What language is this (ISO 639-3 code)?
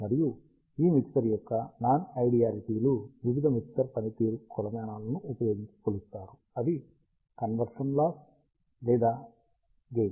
tel